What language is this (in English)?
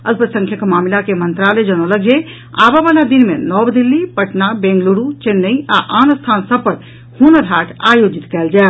Maithili